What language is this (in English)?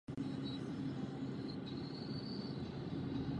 Czech